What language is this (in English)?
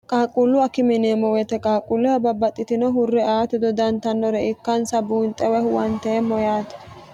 Sidamo